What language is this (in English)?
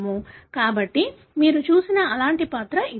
Telugu